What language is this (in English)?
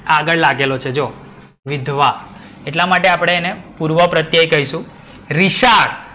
Gujarati